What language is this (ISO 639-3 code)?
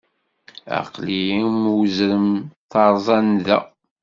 kab